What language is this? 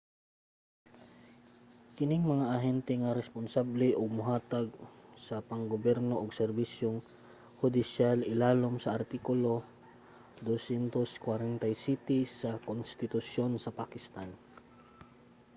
Cebuano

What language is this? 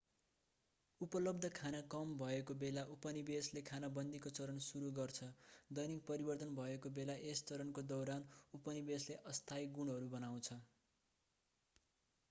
Nepali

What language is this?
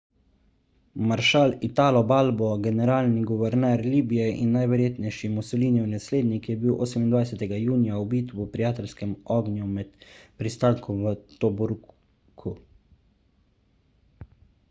Slovenian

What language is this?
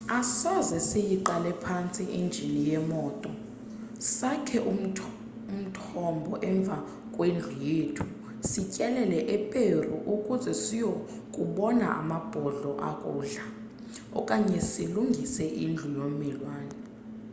Xhosa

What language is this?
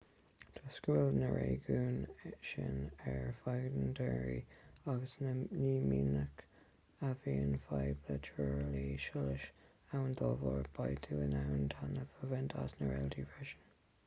Irish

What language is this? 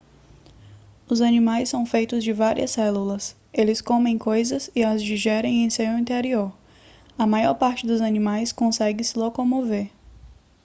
Portuguese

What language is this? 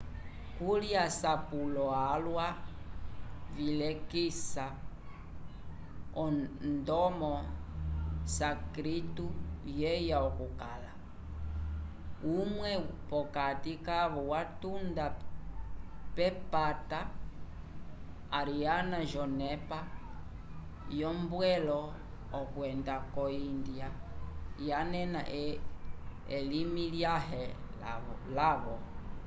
Umbundu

